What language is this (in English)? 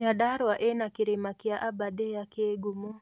Kikuyu